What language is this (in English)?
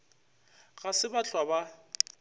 Northern Sotho